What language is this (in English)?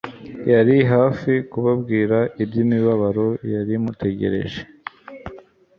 Kinyarwanda